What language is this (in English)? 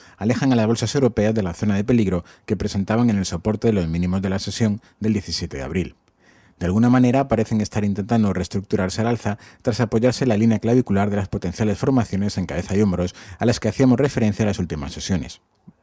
Spanish